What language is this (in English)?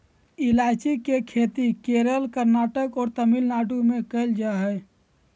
Magahi